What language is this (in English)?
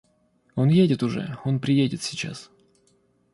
Russian